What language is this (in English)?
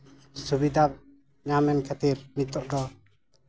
Santali